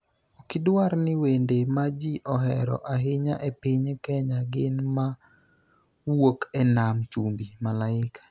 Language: Luo (Kenya and Tanzania)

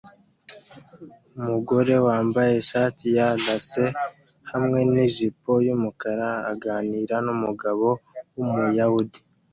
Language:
Kinyarwanda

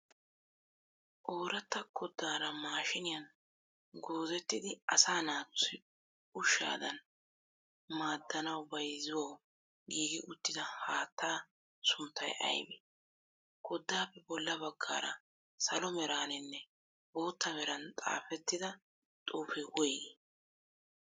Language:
Wolaytta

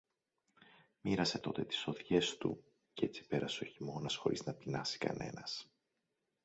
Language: Greek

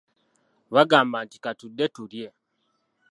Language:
Ganda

